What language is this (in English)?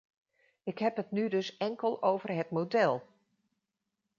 Dutch